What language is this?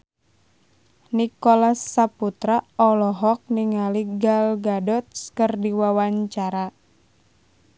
Sundanese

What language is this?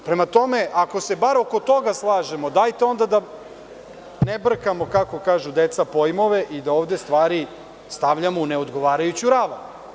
Serbian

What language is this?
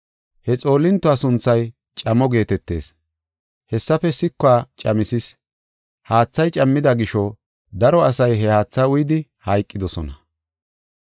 Gofa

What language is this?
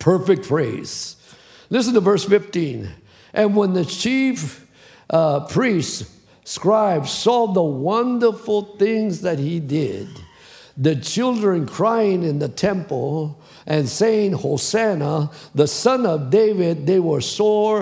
English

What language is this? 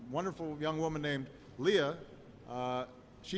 Indonesian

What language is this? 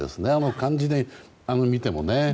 Japanese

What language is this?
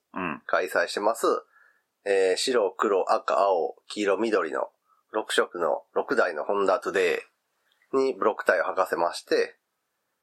Japanese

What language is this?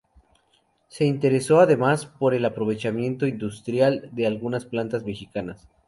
Spanish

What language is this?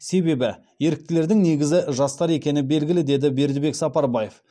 Kazakh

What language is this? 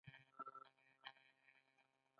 Pashto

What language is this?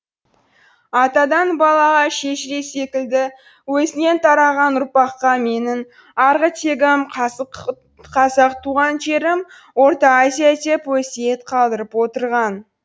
Kazakh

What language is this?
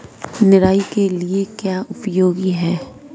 Hindi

